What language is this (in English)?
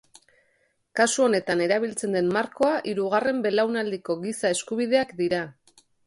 Basque